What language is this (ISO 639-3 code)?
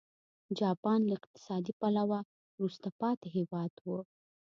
pus